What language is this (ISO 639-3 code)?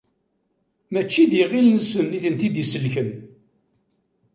kab